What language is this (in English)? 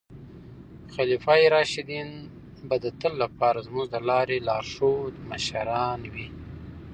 Pashto